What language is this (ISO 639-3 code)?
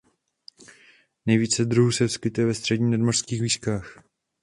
ces